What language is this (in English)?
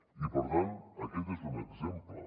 Catalan